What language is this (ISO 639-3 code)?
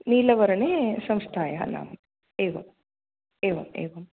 san